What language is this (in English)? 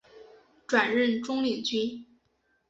Chinese